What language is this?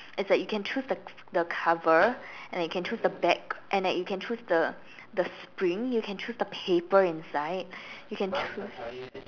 English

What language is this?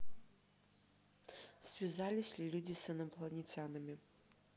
Russian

